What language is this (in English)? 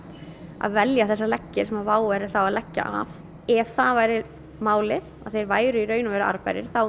Icelandic